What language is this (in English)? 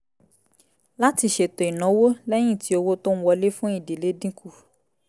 Yoruba